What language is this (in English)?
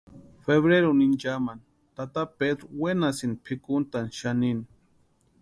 Western Highland Purepecha